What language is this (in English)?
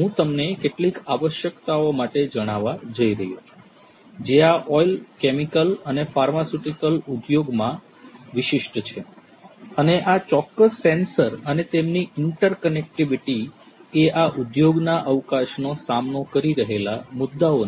Gujarati